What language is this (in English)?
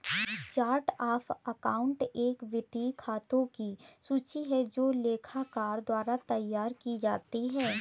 Hindi